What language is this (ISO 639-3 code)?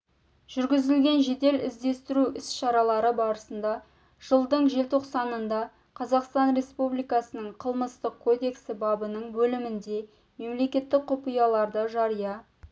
kaz